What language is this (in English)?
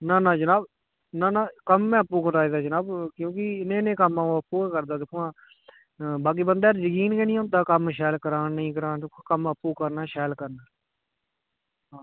Dogri